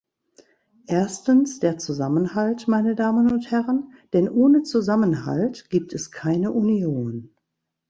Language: German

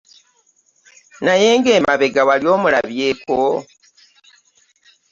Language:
Ganda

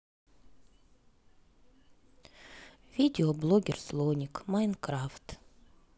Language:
Russian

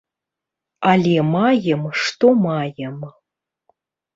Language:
Belarusian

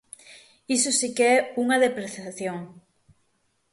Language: Galician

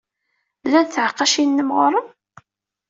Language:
Kabyle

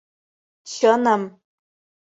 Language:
Mari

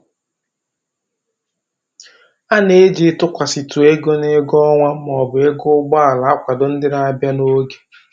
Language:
Igbo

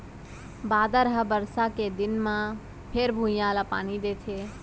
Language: Chhattisgarhi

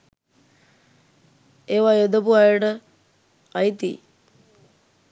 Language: Sinhala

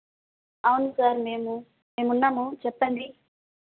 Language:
Telugu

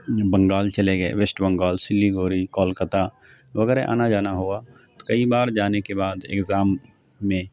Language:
Urdu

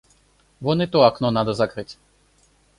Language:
Russian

